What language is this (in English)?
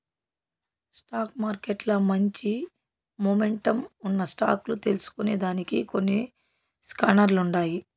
Telugu